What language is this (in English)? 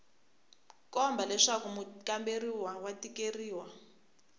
Tsonga